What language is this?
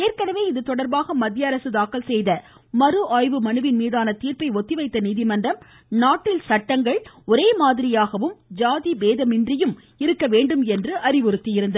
Tamil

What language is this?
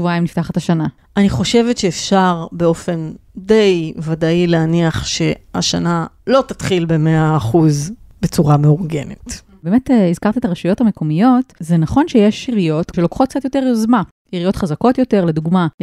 Hebrew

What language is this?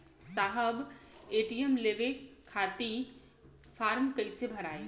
Bhojpuri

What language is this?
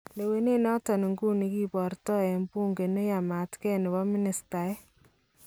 Kalenjin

